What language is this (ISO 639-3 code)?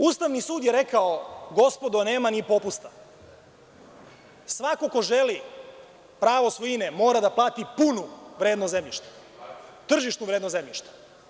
srp